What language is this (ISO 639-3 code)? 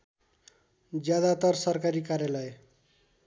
nep